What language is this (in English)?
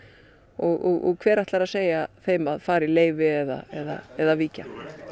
Icelandic